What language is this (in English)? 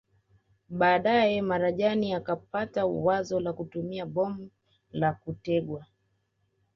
Swahili